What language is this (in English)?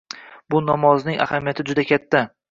Uzbek